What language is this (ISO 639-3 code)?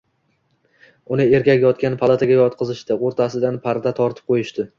uzb